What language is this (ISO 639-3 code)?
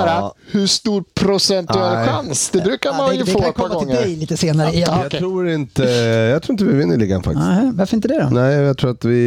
swe